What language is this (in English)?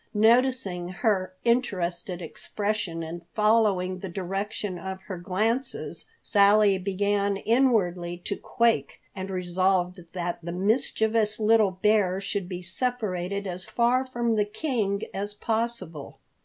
English